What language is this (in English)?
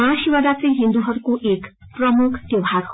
Nepali